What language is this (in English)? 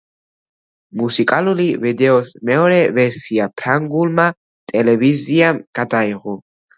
Georgian